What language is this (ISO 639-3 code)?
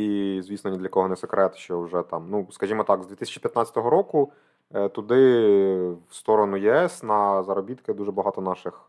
ukr